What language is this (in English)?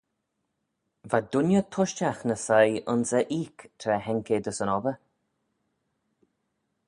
Manx